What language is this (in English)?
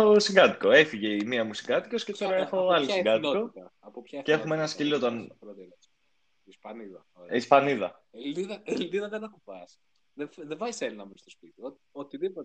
Greek